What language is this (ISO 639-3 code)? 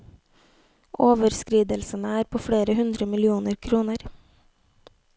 nor